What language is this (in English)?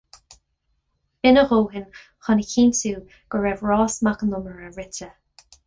Irish